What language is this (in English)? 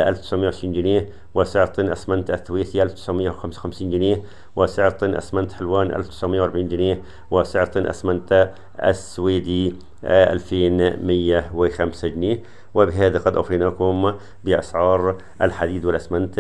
Arabic